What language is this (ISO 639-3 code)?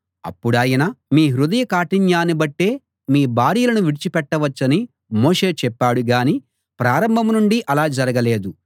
tel